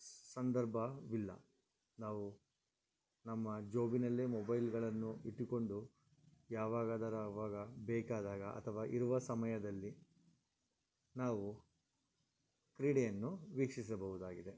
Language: Kannada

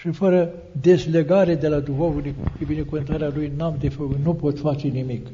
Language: Romanian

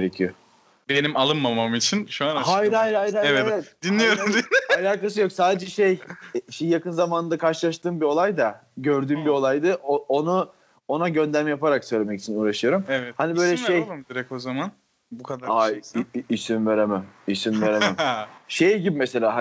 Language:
Turkish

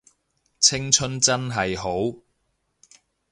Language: Cantonese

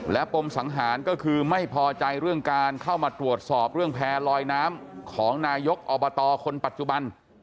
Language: Thai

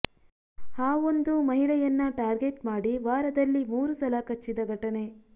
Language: Kannada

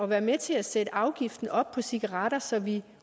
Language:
Danish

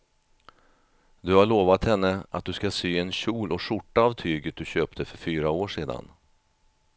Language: Swedish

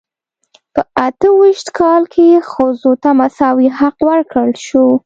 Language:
Pashto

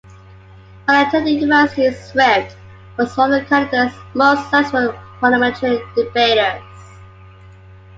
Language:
English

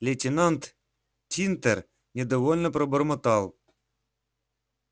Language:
Russian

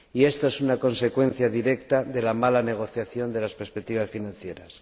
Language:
Spanish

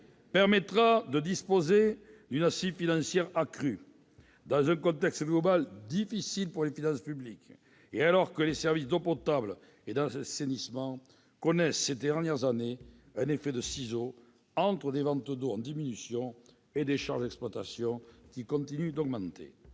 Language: French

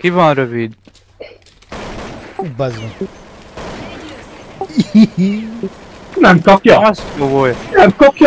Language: Hungarian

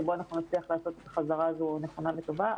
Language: Hebrew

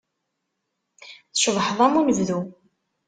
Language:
Kabyle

